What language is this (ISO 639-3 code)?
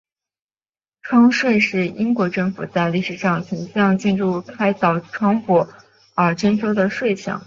zho